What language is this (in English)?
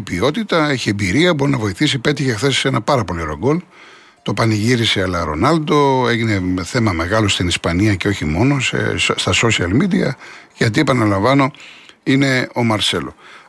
Greek